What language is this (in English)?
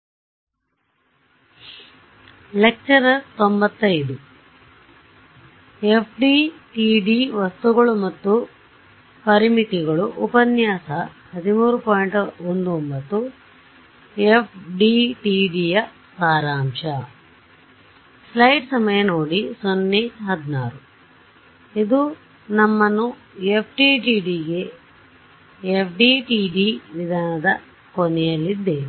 Kannada